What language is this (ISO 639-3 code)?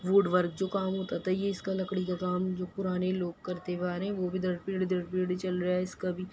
urd